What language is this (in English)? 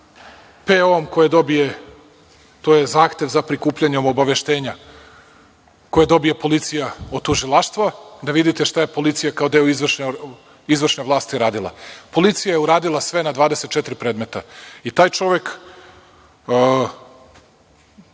Serbian